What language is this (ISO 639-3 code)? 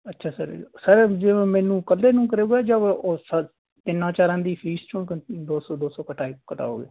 pan